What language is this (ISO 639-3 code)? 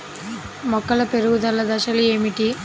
tel